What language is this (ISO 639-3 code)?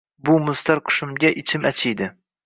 uzb